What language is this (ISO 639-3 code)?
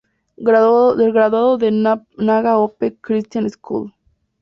spa